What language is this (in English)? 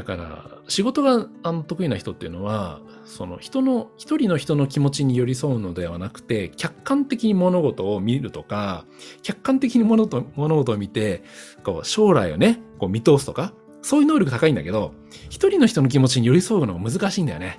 Japanese